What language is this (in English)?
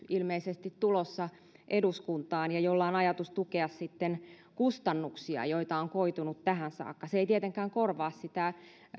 Finnish